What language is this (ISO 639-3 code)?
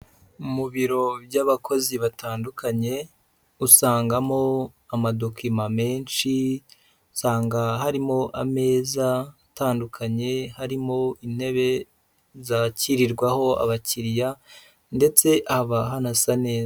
kin